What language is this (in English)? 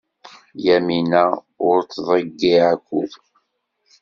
Kabyle